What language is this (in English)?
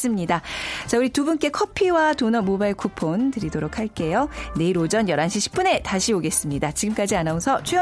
Korean